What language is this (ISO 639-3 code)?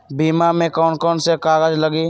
mag